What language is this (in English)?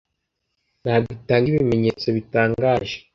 Kinyarwanda